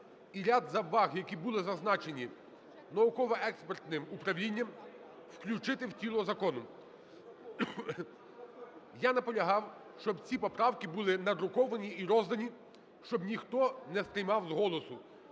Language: Ukrainian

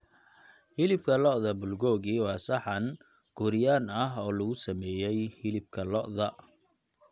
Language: Somali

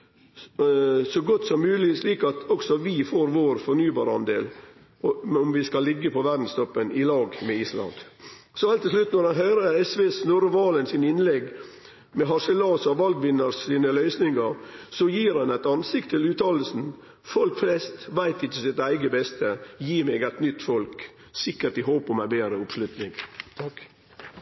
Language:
Norwegian Nynorsk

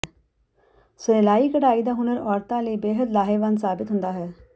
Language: Punjabi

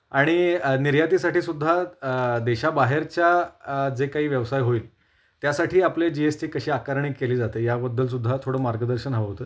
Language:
Marathi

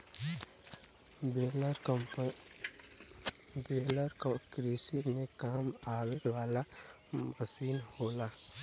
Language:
Bhojpuri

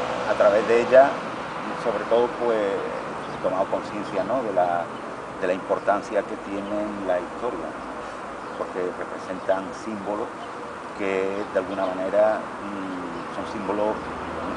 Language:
Spanish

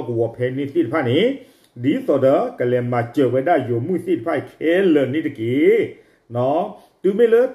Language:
Thai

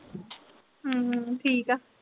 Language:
Punjabi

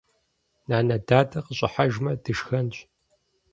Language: Kabardian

